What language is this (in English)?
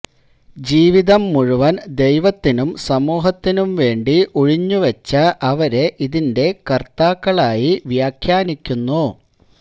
Malayalam